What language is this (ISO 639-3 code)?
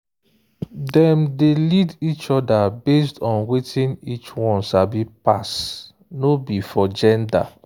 pcm